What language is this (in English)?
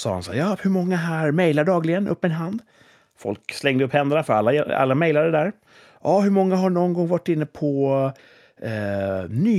Swedish